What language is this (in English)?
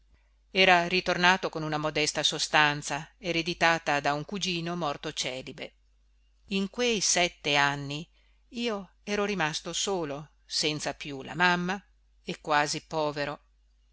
Italian